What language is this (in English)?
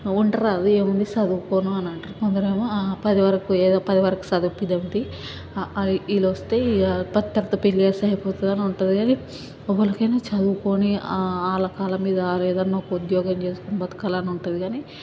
Telugu